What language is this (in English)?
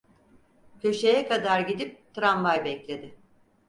Turkish